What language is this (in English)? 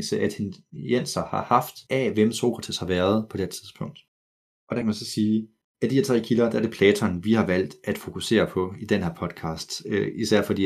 Danish